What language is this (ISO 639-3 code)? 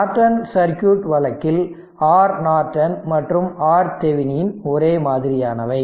tam